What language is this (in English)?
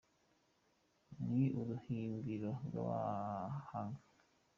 Kinyarwanda